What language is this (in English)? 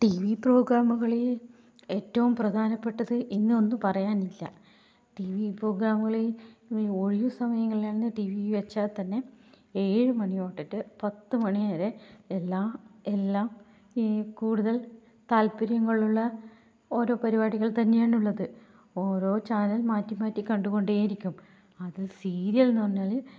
Malayalam